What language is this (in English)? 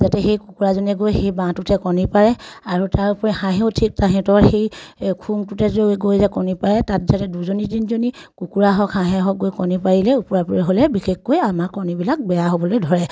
Assamese